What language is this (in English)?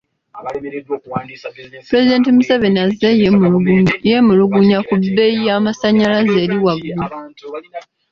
Ganda